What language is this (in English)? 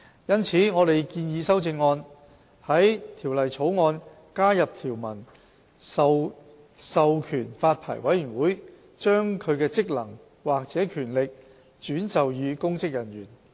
Cantonese